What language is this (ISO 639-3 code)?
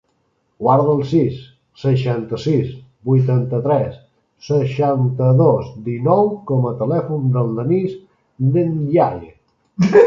cat